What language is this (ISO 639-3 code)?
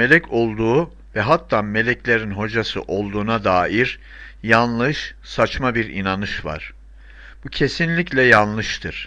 tur